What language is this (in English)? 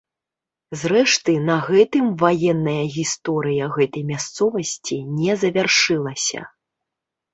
Belarusian